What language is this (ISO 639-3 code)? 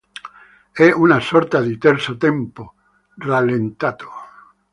ita